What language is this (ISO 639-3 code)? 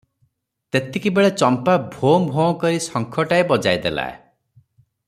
ori